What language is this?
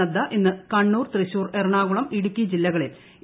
Malayalam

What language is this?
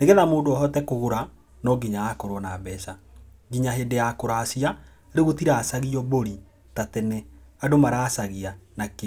Kikuyu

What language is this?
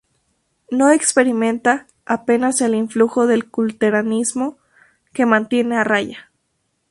Spanish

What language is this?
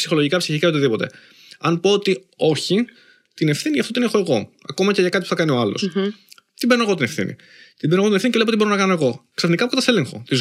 Greek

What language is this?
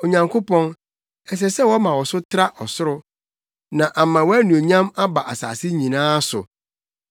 Akan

